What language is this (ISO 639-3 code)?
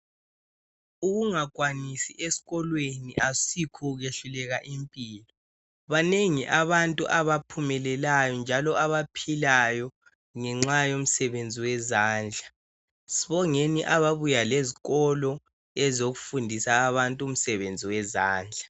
nde